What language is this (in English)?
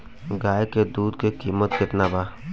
Bhojpuri